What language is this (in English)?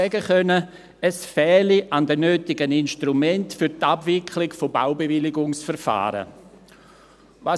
Swiss German